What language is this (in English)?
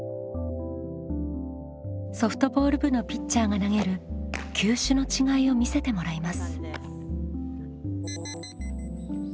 Japanese